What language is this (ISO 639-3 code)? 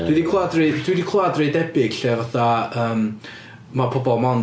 cym